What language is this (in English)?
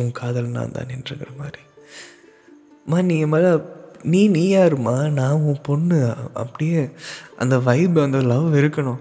Tamil